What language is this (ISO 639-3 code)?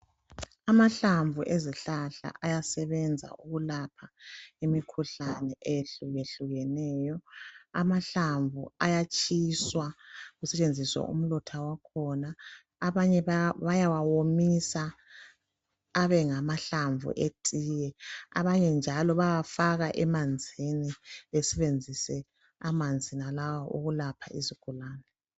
nde